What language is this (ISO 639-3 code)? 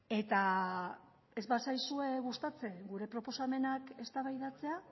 eus